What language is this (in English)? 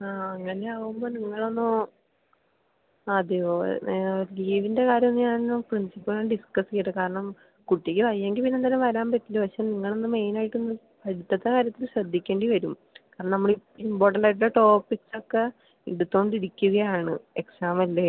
Malayalam